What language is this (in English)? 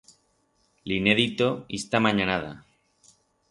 Aragonese